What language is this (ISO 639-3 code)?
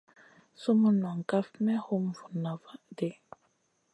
mcn